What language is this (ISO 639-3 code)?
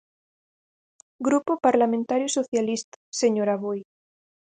glg